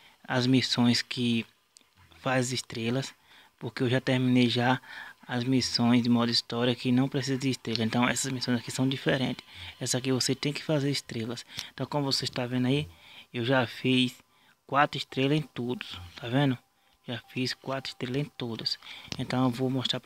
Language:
Portuguese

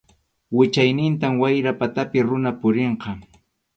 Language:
Arequipa-La Unión Quechua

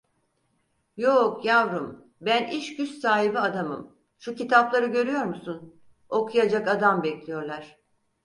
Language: Turkish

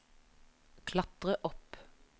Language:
Norwegian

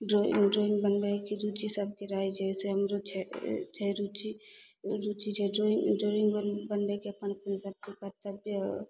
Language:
Maithili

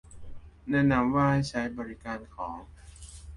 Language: Thai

